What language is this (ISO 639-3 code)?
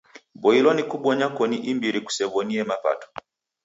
dav